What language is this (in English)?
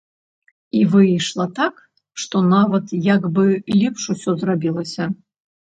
Belarusian